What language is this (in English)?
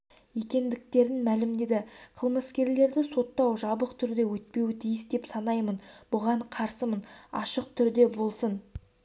Kazakh